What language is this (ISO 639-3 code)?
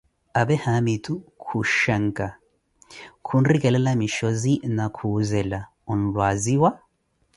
eko